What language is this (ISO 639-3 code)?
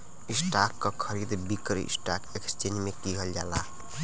bho